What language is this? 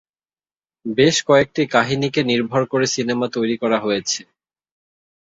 Bangla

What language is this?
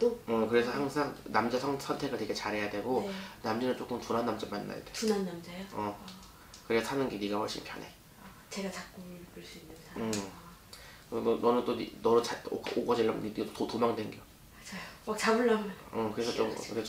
Korean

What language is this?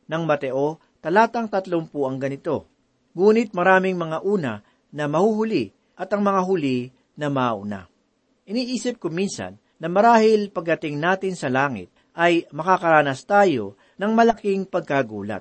Filipino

